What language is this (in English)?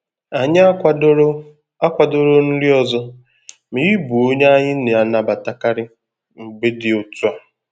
Igbo